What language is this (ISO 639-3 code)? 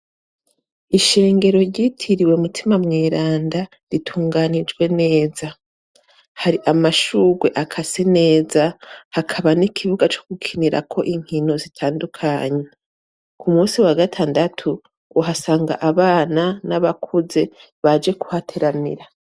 run